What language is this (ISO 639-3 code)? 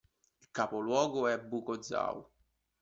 ita